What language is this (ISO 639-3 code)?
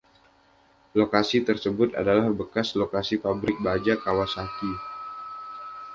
ind